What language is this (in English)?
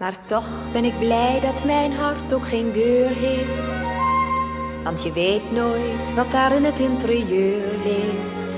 Dutch